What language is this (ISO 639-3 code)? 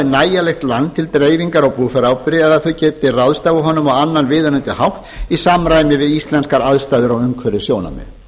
isl